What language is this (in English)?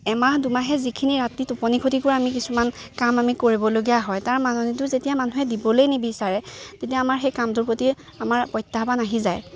Assamese